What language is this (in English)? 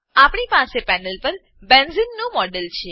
Gujarati